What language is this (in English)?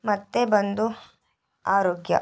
Kannada